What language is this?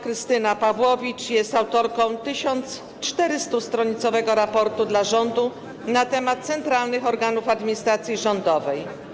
Polish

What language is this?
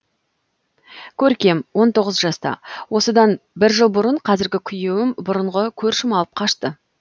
Kazakh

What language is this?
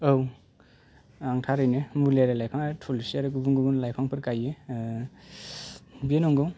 Bodo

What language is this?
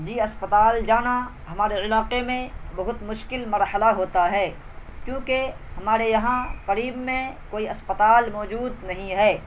Urdu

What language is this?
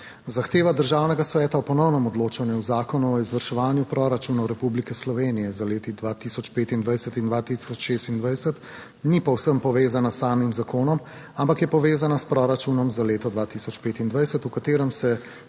Slovenian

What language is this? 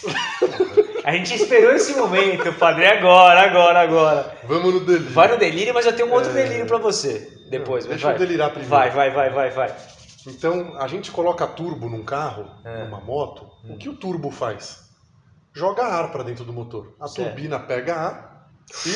Portuguese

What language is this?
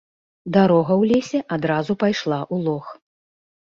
Belarusian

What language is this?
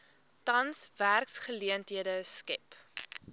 Afrikaans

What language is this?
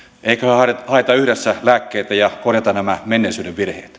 Finnish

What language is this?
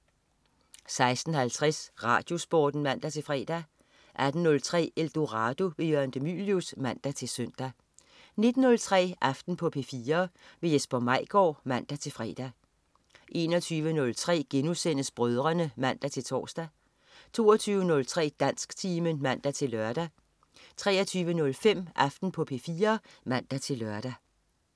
Danish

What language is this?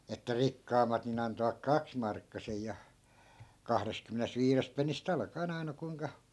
Finnish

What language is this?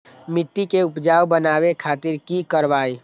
Magahi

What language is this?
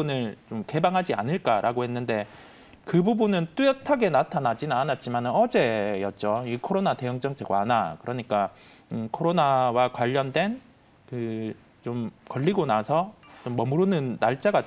Korean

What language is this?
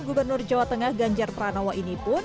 Indonesian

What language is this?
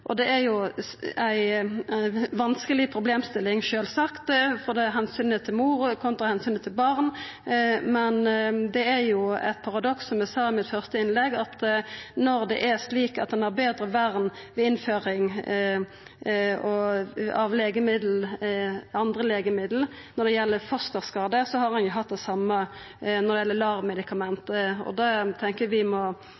Norwegian Nynorsk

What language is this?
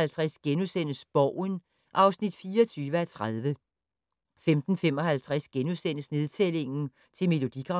Danish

